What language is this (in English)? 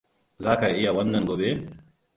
Hausa